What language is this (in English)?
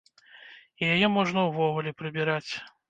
Belarusian